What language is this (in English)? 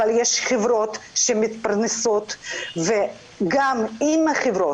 Hebrew